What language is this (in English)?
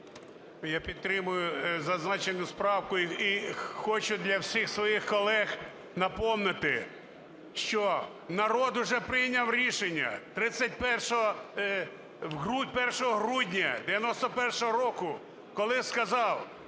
Ukrainian